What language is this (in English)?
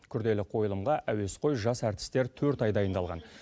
Kazakh